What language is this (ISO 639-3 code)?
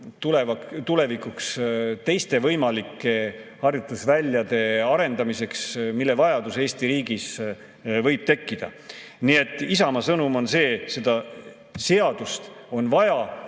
est